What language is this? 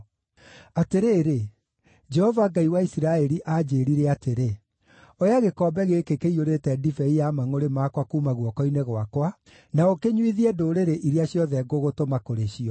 Kikuyu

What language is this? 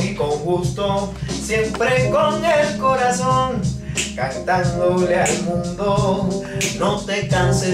Dutch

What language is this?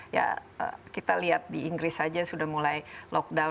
Indonesian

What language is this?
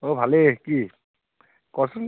Assamese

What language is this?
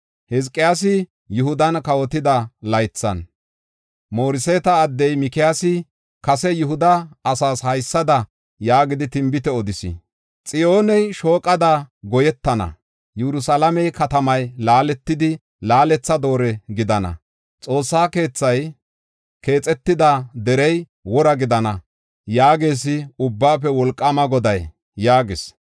Gofa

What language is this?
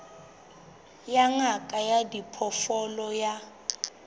Southern Sotho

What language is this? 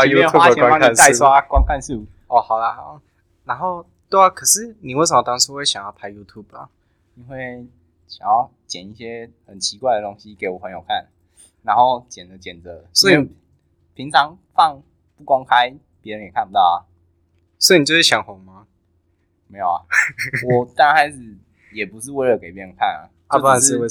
Chinese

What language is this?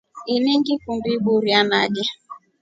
Rombo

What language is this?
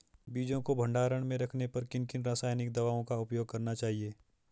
Hindi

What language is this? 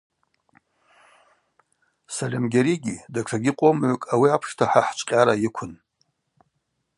Abaza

